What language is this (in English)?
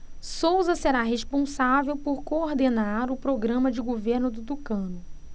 Portuguese